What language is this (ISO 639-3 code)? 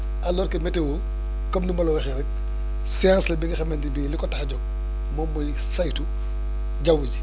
wol